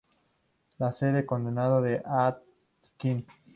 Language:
Spanish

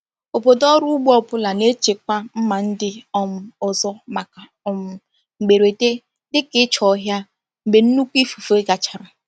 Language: Igbo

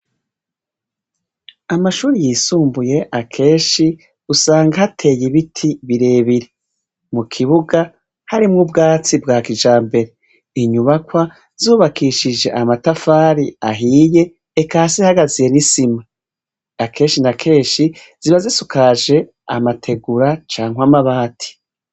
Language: Rundi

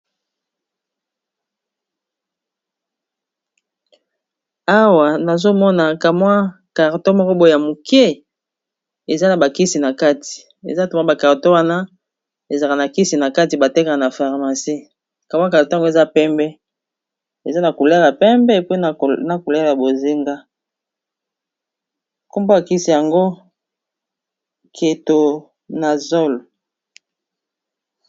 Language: Lingala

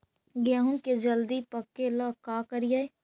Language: Magahi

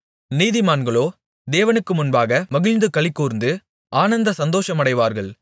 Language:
Tamil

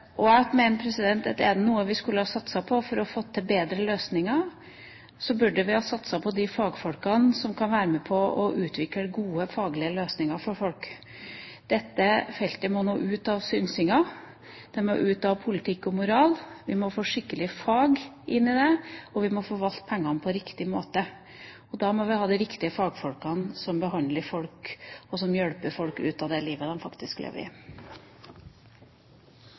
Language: Norwegian Bokmål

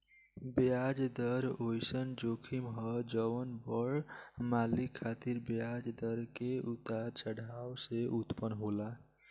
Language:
Bhojpuri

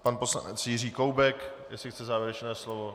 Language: Czech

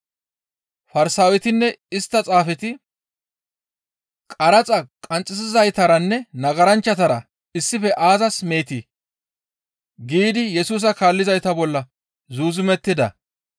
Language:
Gamo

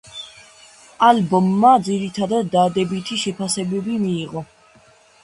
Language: Georgian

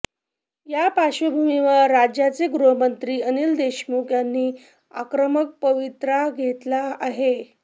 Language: Marathi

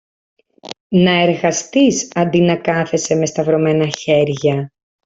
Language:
Greek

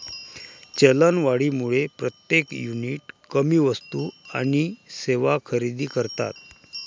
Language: Marathi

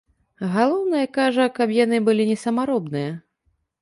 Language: Belarusian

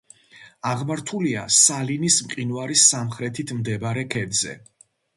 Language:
Georgian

